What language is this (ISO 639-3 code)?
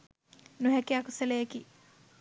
sin